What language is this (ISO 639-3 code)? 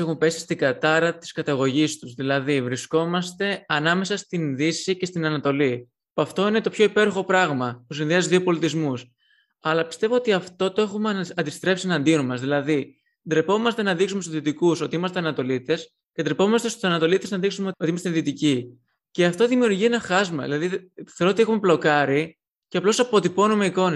ell